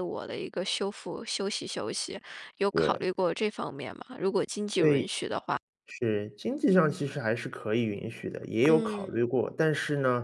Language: Chinese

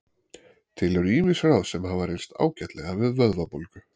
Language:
Icelandic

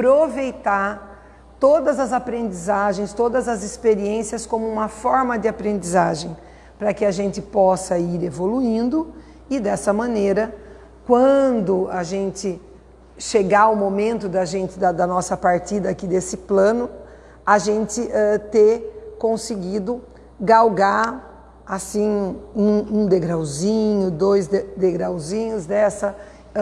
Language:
Portuguese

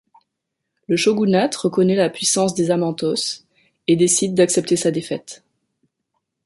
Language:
French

